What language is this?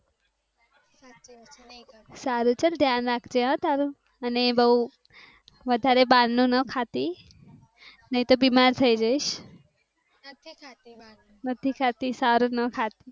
Gujarati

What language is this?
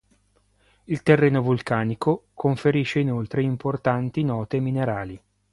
Italian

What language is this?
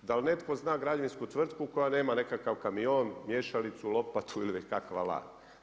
Croatian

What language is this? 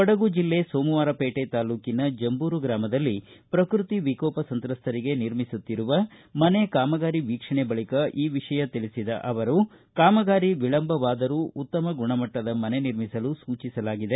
Kannada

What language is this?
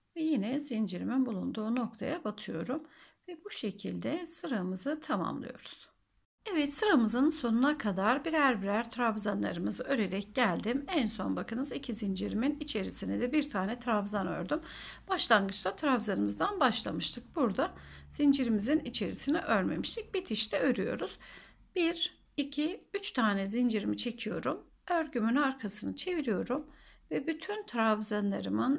Turkish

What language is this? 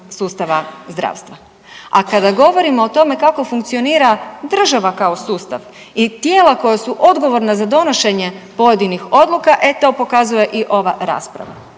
Croatian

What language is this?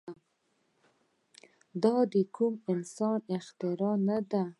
Pashto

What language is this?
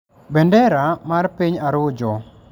Luo (Kenya and Tanzania)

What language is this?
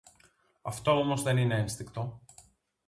Greek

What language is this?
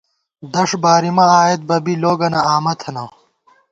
Gawar-Bati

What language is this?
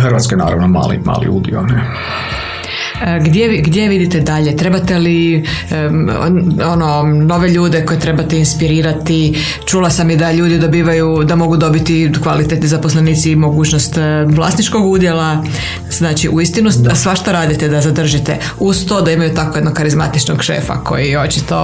Croatian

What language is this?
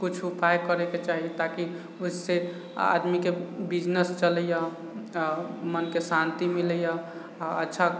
Maithili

